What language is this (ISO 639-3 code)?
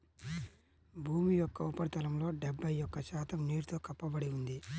tel